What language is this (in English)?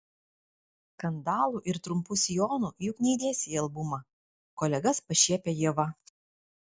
Lithuanian